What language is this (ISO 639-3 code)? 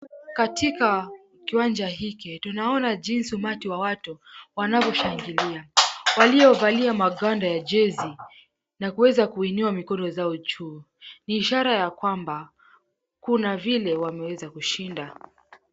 swa